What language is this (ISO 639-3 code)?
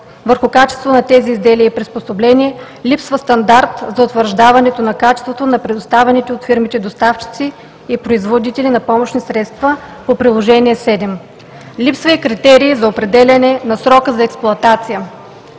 bul